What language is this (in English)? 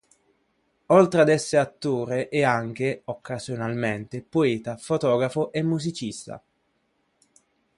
Italian